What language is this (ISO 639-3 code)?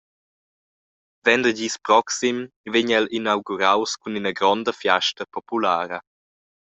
roh